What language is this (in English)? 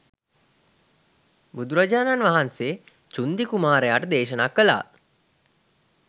Sinhala